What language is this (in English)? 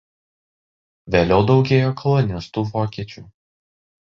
Lithuanian